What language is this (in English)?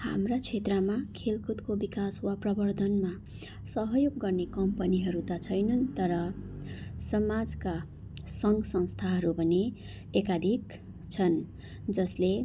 Nepali